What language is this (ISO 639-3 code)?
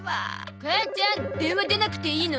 jpn